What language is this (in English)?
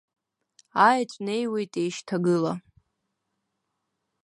Abkhazian